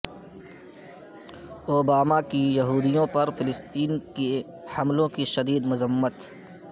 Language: Urdu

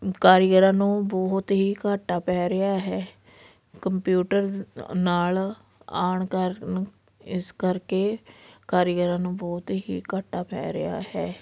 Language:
Punjabi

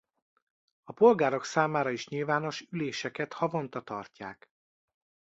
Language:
Hungarian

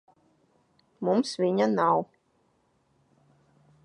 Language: Latvian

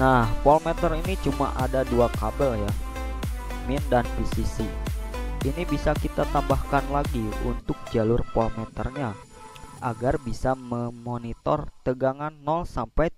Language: Indonesian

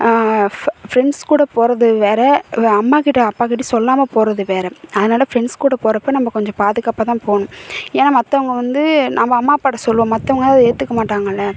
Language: Tamil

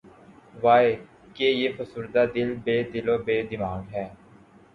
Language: Urdu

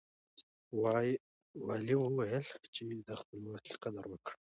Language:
Pashto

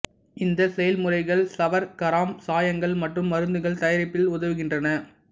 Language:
Tamil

